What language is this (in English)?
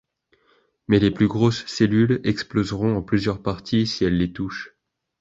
French